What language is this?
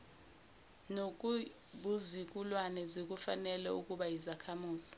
Zulu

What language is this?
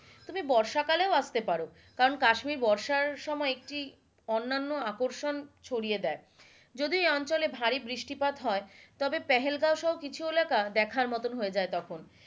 Bangla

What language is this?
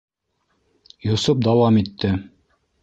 Bashkir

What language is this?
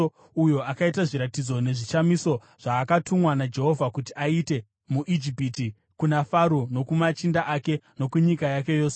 Shona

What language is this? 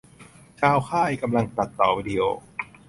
Thai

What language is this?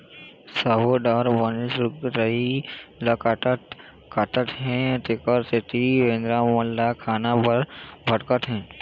Chhattisgarhi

